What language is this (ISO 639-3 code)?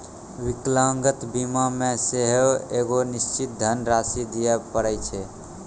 mai